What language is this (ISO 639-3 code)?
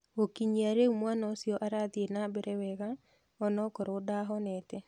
kik